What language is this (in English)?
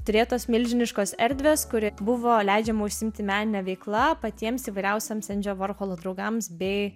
Lithuanian